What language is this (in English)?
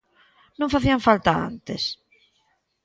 Galician